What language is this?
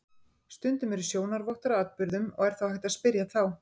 Icelandic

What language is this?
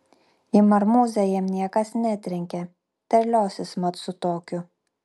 Lithuanian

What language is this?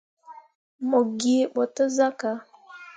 Mundang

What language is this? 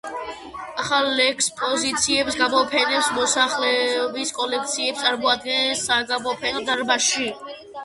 Georgian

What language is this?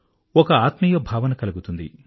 Telugu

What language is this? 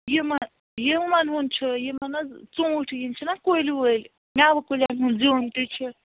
Kashmiri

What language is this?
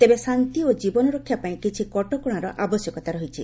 Odia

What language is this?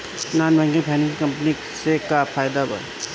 Bhojpuri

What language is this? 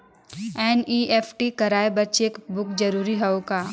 Chhattisgarhi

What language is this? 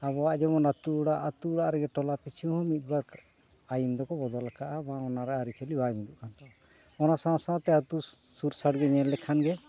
Santali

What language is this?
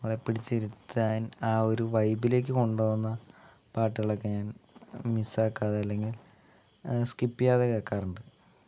Malayalam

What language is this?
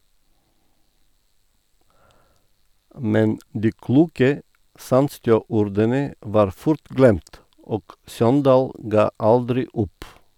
Norwegian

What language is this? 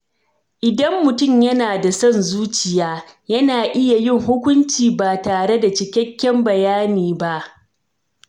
Hausa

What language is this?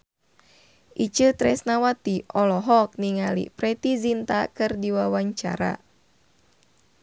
Sundanese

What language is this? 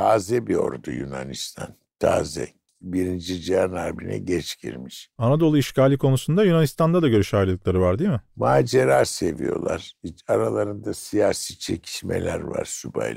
Turkish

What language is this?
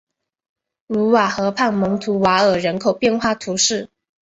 Chinese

